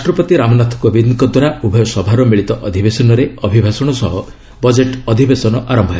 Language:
Odia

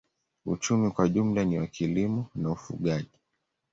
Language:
Swahili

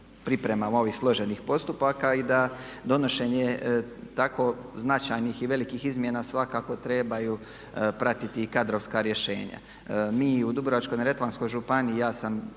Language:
Croatian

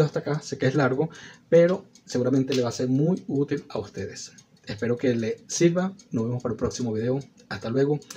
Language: Spanish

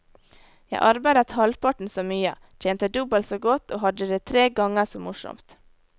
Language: Norwegian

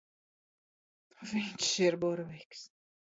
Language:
Latvian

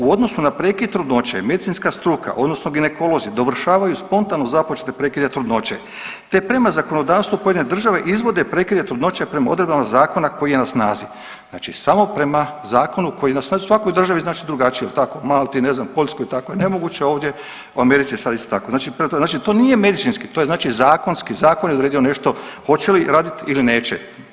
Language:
Croatian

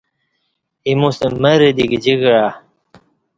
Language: Kati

